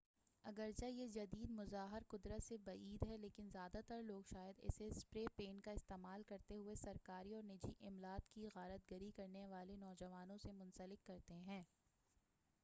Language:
Urdu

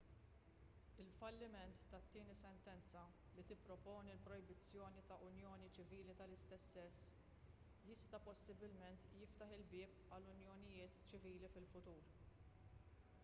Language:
Maltese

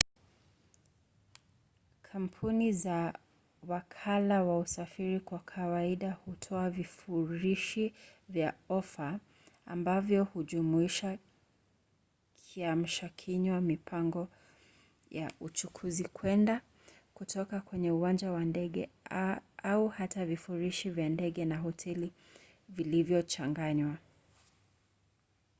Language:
Swahili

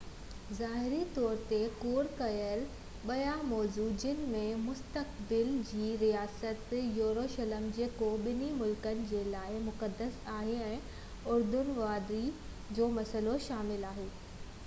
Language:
Sindhi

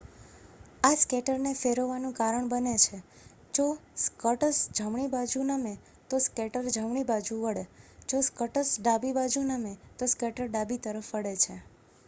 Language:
Gujarati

